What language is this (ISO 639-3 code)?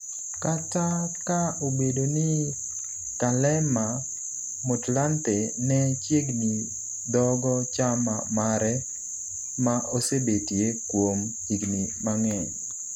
luo